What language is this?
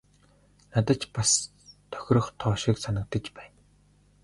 Mongolian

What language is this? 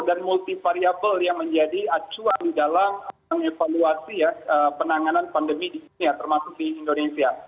Indonesian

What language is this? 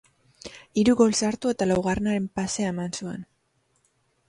Basque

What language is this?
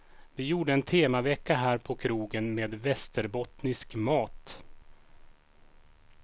Swedish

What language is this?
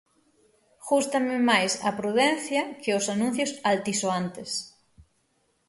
Galician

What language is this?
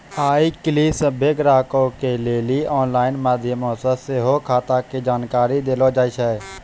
Maithili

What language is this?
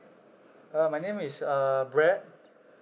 English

